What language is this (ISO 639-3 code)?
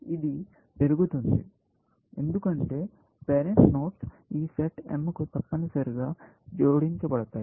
tel